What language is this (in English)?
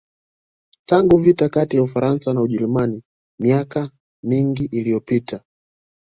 Swahili